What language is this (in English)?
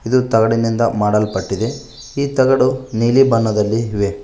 Kannada